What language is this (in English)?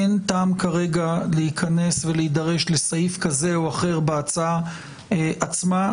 Hebrew